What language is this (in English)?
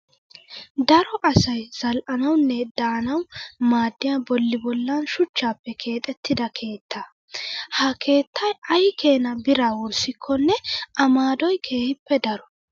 Wolaytta